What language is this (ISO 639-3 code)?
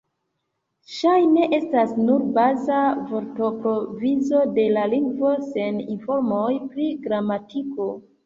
epo